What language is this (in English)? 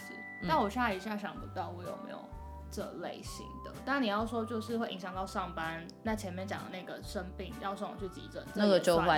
Chinese